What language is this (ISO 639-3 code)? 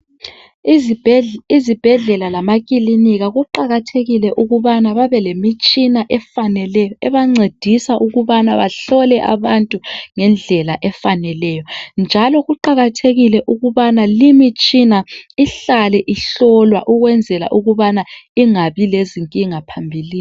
nde